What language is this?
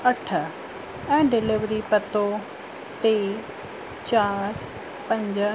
Sindhi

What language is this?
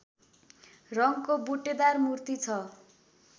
Nepali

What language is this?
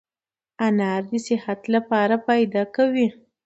Pashto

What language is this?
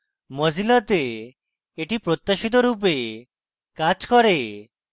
Bangla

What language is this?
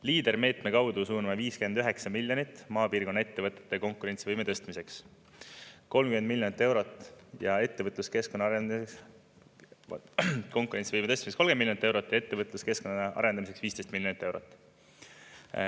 Estonian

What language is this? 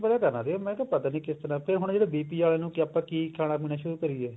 Punjabi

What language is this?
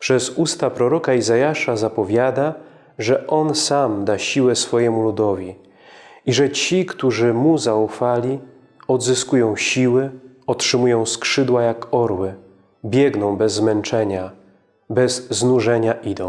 Polish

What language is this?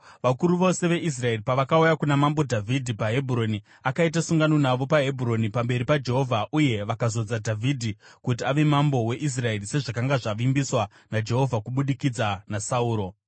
Shona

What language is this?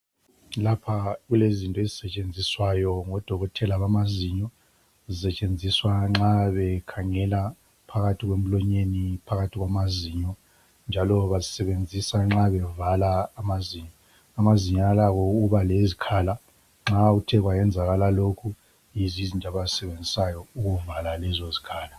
North Ndebele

